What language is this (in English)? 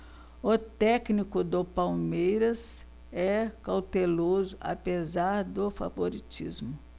Portuguese